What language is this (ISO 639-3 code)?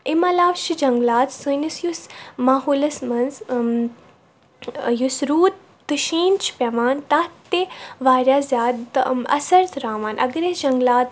kas